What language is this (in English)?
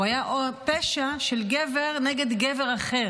Hebrew